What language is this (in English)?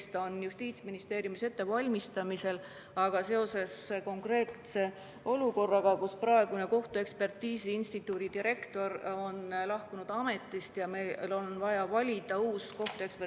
Estonian